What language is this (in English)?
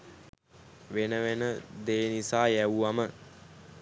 Sinhala